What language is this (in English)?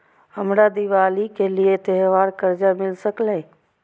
Maithili